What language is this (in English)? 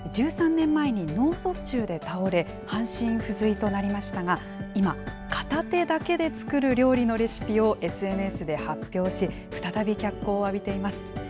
Japanese